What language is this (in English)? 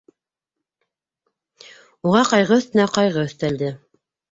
Bashkir